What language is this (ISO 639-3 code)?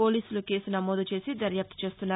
tel